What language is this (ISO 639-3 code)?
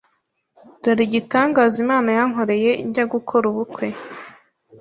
kin